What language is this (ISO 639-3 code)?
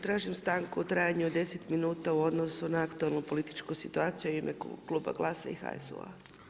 hrv